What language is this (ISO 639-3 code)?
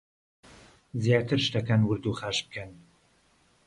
ckb